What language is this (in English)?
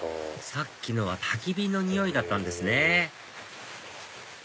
Japanese